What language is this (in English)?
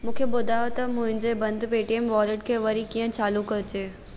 Sindhi